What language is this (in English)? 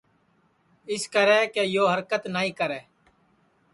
Sansi